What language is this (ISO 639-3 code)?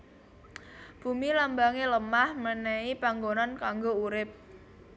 jav